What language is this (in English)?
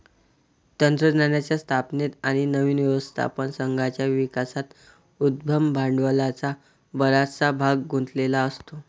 Marathi